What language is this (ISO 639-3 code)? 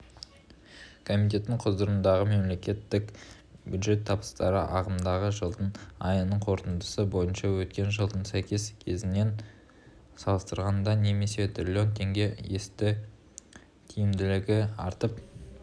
kaz